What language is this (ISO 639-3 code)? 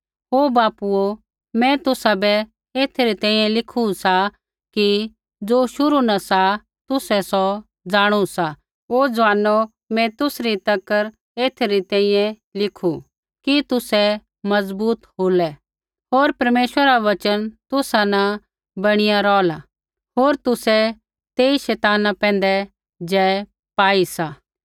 kfx